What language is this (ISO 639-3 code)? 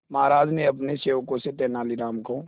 hin